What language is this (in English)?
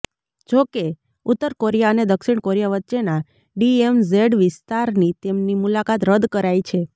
Gujarati